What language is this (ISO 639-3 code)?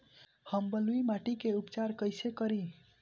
bho